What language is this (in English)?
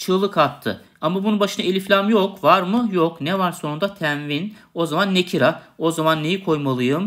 Turkish